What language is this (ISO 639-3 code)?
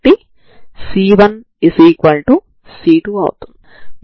tel